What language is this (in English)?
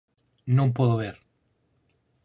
Galician